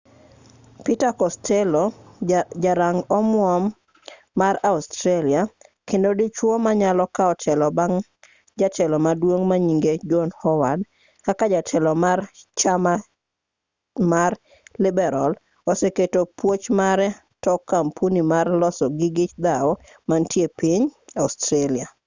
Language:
Luo (Kenya and Tanzania)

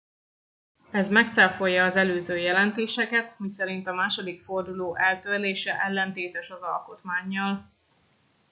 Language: Hungarian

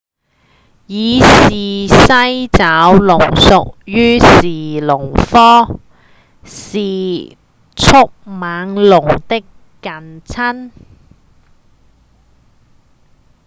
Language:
Cantonese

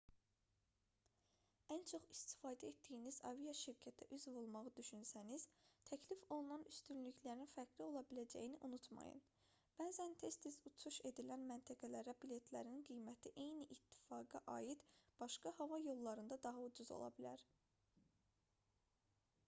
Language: Azerbaijani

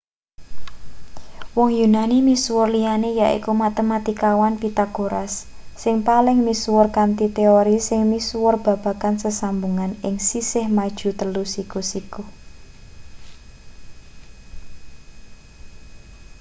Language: Javanese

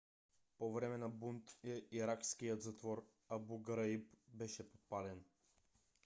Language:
Bulgarian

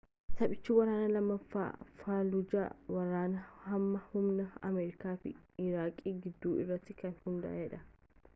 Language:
Oromo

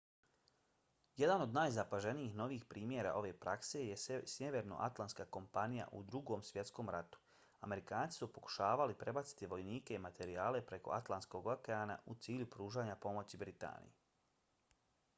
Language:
Bosnian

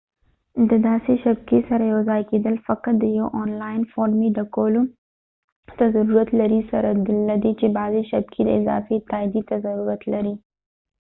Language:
Pashto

